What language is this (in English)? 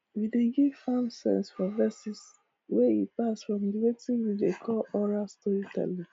Nigerian Pidgin